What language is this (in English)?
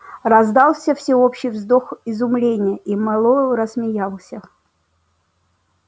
Russian